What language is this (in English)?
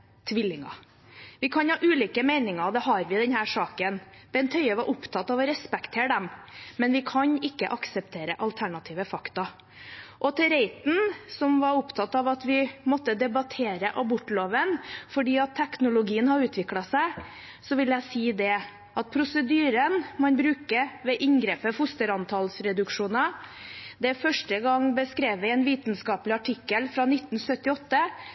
Norwegian Bokmål